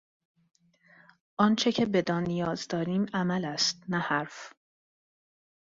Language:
Persian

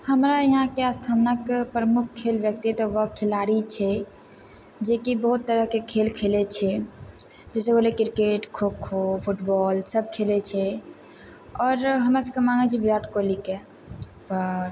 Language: Maithili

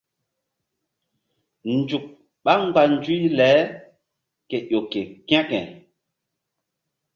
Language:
Mbum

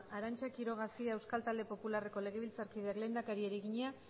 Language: Basque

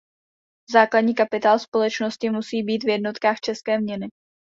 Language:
Czech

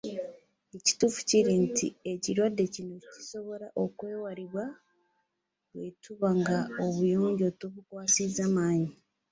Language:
Ganda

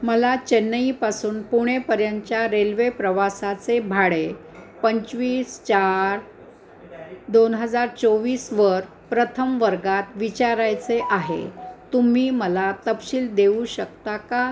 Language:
Marathi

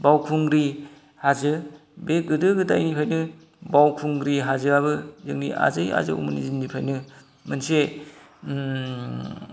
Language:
Bodo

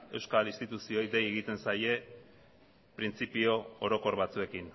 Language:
Basque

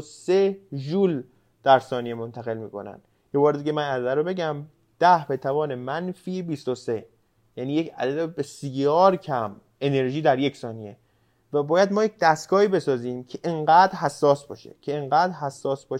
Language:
Persian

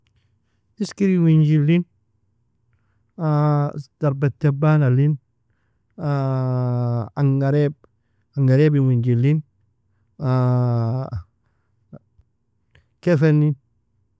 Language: Nobiin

